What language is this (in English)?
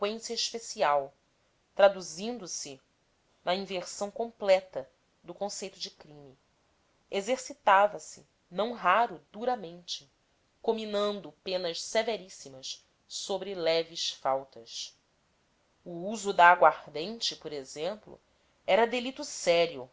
Portuguese